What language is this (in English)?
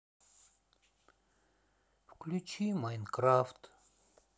Russian